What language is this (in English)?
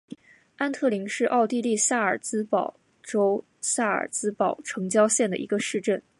Chinese